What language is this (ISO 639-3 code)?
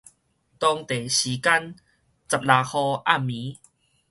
nan